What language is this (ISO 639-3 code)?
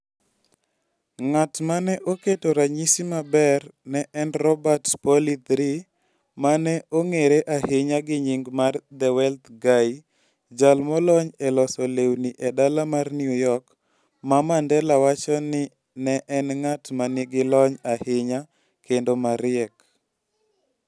luo